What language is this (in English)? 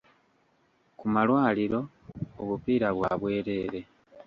Ganda